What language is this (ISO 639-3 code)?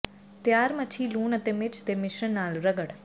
pan